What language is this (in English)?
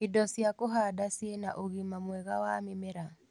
Kikuyu